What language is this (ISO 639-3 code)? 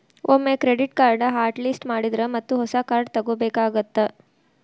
kan